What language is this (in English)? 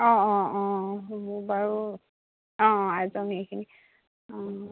Assamese